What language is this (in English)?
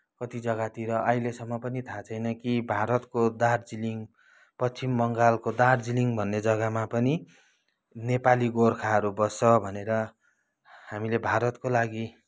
Nepali